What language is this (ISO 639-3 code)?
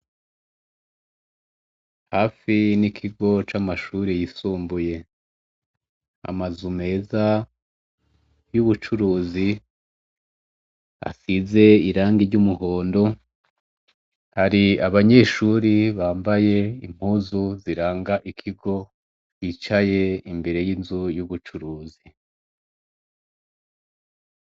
run